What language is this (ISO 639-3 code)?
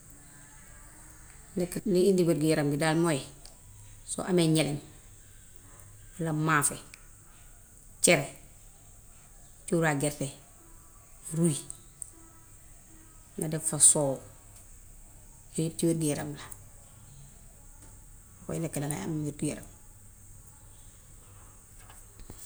wof